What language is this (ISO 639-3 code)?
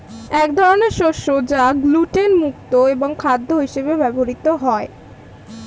ben